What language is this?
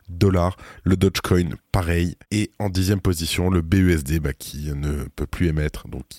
French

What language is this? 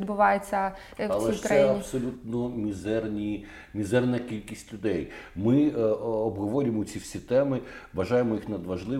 Ukrainian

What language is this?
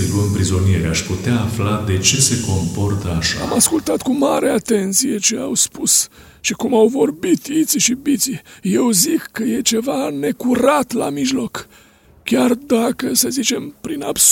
Romanian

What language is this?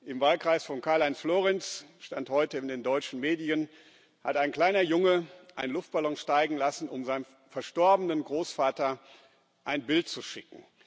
German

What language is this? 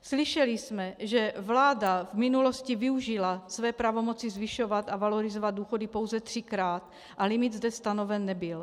Czech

